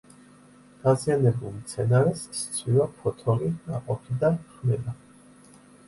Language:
Georgian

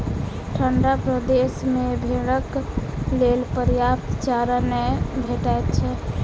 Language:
Maithili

